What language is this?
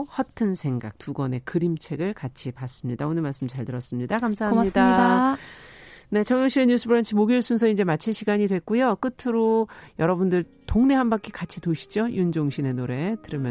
Korean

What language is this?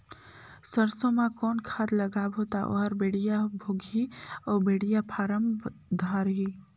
Chhattisgarhi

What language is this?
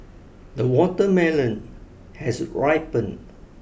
English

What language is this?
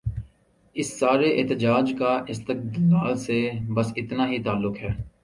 Urdu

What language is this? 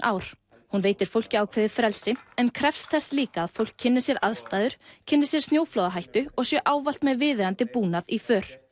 Icelandic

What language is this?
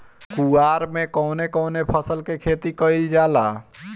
Bhojpuri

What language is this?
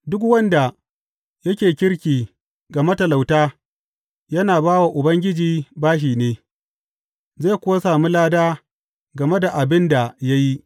Hausa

